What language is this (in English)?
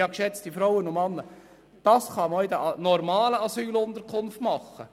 Swiss German